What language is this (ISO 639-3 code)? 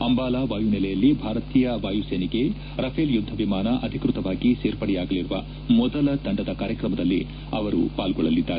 kan